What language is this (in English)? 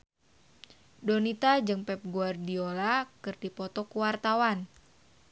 Sundanese